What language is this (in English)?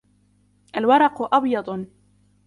Arabic